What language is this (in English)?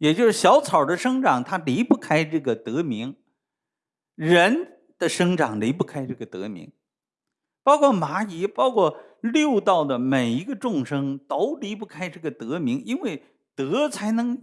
Chinese